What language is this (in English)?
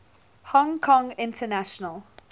English